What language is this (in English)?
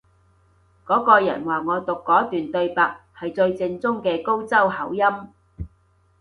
Cantonese